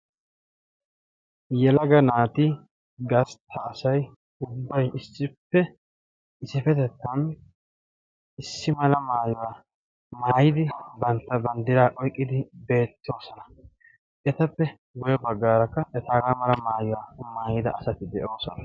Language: Wolaytta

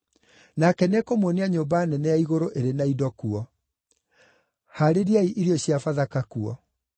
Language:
Kikuyu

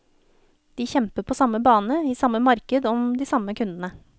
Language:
Norwegian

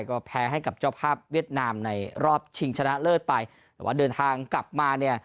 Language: Thai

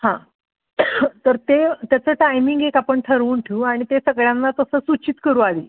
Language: Marathi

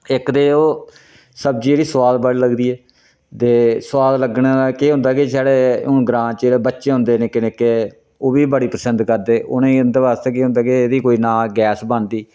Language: Dogri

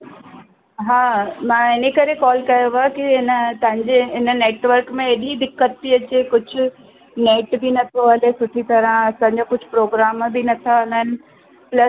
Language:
Sindhi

